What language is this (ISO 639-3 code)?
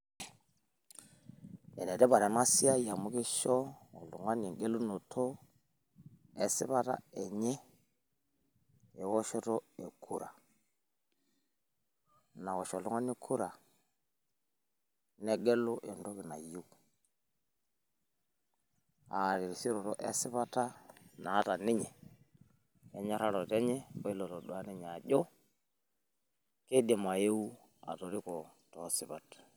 mas